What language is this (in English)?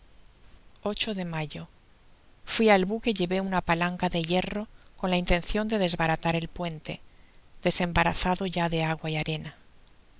Spanish